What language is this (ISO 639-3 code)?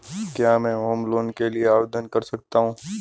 hin